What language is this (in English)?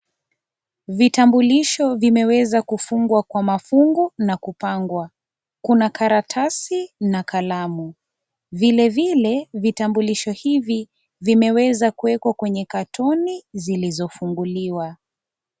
Swahili